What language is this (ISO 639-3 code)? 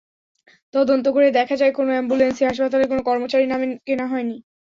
ben